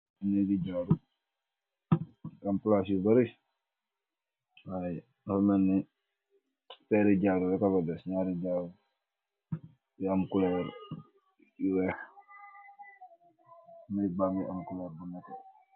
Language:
Wolof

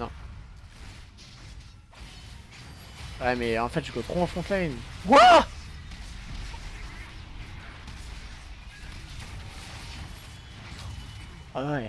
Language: French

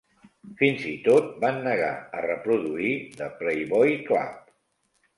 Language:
Catalan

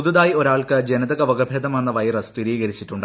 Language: Malayalam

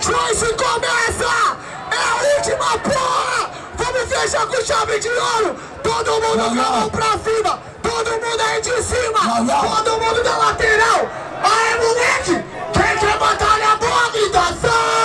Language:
Portuguese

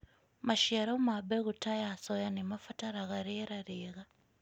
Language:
Kikuyu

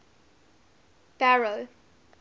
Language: English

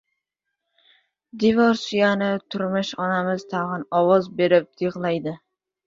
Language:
Uzbek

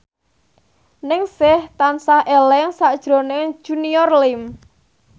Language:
Javanese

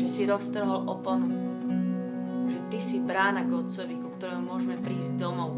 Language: Slovak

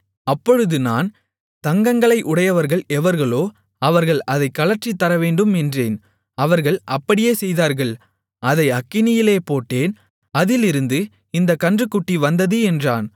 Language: Tamil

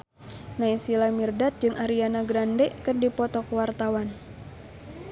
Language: Sundanese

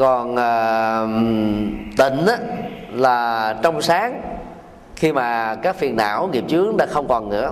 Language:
Vietnamese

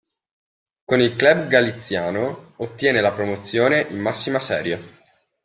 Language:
Italian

